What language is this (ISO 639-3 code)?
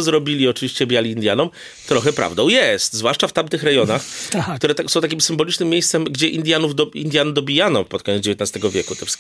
pol